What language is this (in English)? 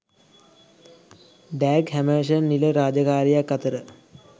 Sinhala